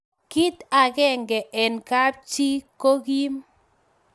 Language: Kalenjin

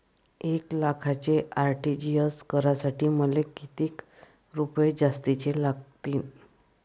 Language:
Marathi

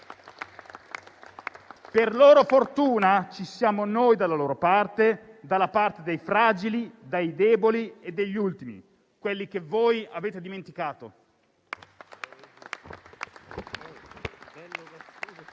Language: Italian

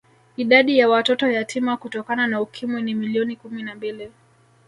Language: Swahili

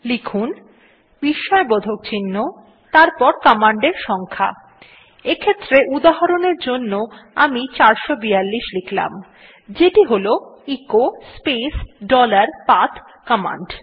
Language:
Bangla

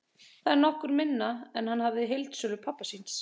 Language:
Icelandic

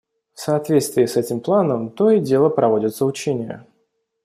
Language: Russian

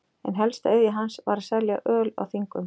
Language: Icelandic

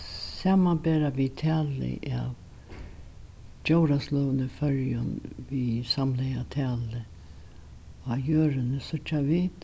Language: Faroese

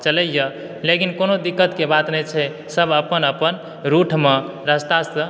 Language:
Maithili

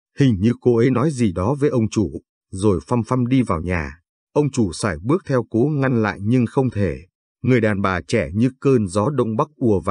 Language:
Vietnamese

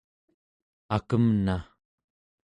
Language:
Central Yupik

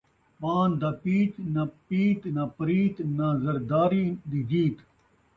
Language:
Saraiki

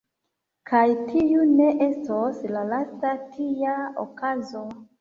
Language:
Esperanto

